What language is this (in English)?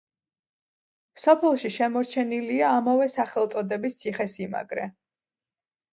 Georgian